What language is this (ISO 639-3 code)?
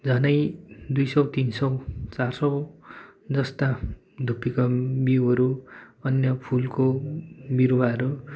nep